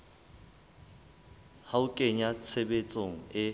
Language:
Southern Sotho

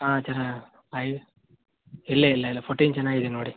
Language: Kannada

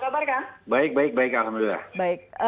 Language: Indonesian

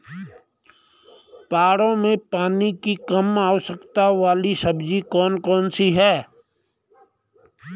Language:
Hindi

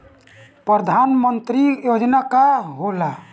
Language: Bhojpuri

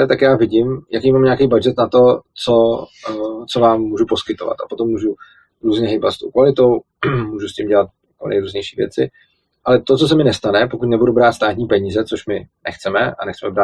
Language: Czech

